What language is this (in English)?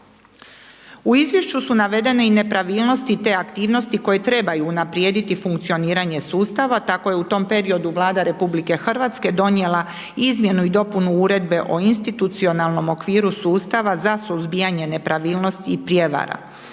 Croatian